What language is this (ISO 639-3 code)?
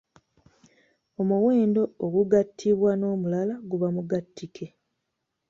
lug